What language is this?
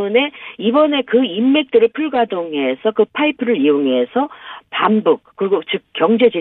Korean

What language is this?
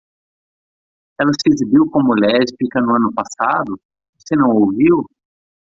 Portuguese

